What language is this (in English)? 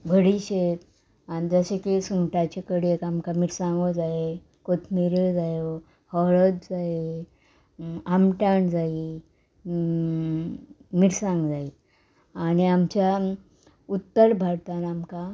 Konkani